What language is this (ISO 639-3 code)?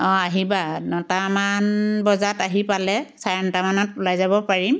asm